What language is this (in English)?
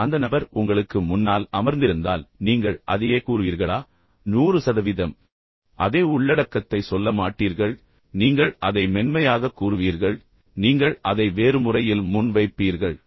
Tamil